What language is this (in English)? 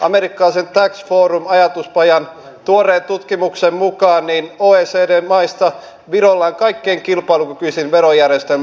Finnish